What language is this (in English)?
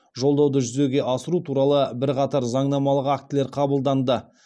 Kazakh